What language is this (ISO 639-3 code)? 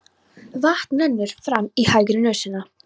isl